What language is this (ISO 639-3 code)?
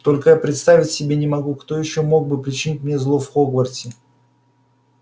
rus